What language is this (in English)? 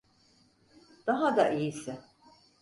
Turkish